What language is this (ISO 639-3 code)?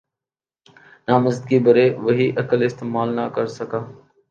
urd